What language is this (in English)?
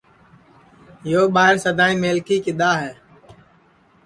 Sansi